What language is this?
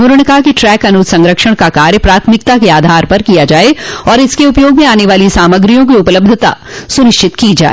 Hindi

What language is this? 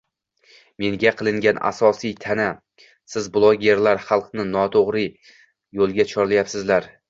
Uzbek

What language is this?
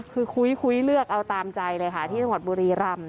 Thai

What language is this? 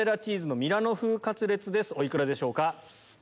Japanese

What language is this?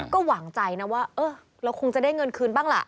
Thai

